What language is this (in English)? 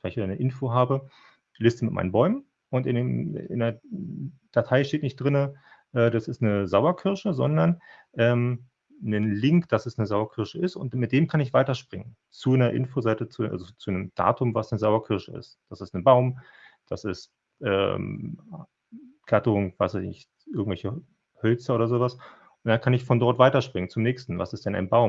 German